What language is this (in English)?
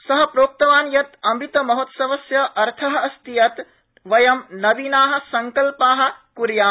Sanskrit